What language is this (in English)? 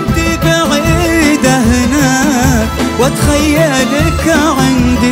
Arabic